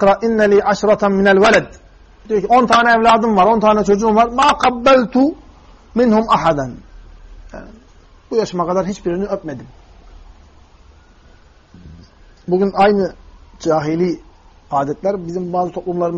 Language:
Turkish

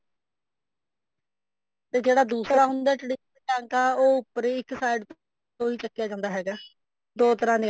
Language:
Punjabi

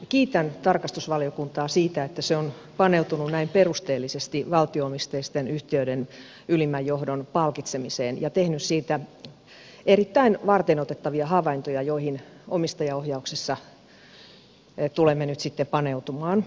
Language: Finnish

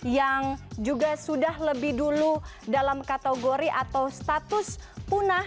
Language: Indonesian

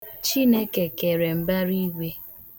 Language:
Igbo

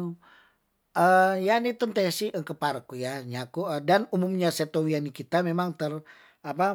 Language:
Tondano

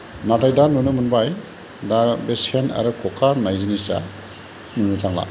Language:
Bodo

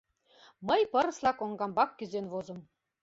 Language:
Mari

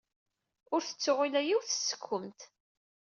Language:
Kabyle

